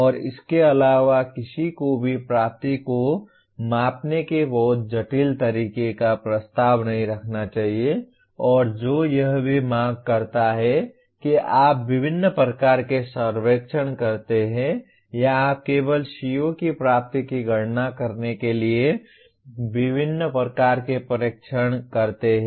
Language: Hindi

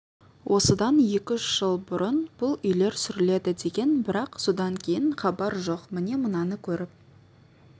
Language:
Kazakh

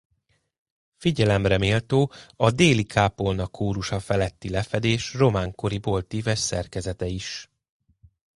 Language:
Hungarian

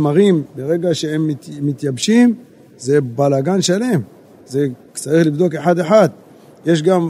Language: Hebrew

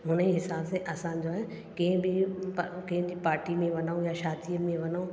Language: Sindhi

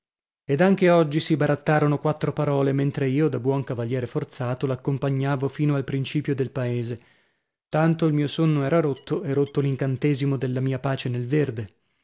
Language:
Italian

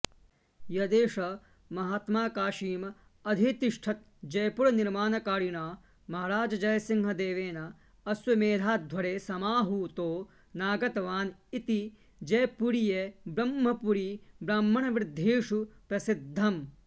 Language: Sanskrit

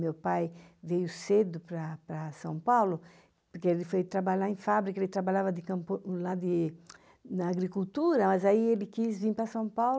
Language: Portuguese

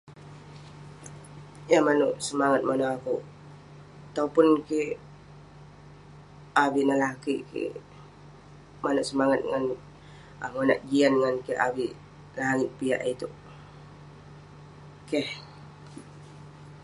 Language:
Western Penan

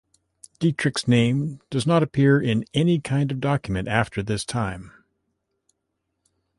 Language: English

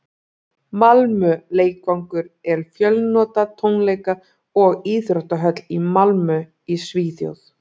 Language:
Icelandic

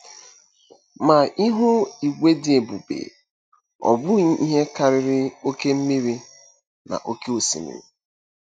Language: Igbo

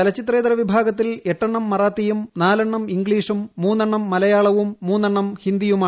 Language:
Malayalam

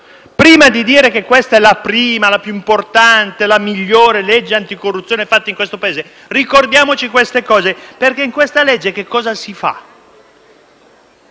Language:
Italian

